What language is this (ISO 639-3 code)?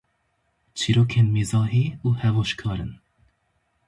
kur